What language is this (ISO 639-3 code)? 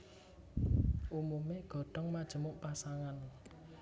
jav